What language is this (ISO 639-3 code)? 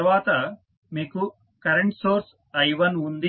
tel